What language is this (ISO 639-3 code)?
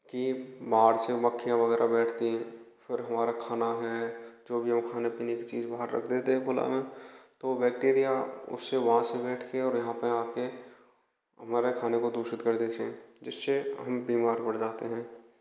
hin